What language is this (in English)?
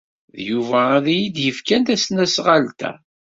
Kabyle